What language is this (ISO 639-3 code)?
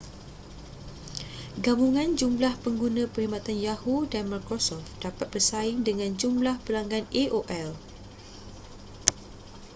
msa